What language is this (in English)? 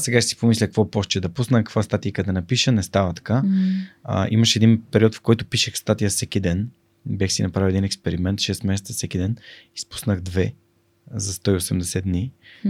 Bulgarian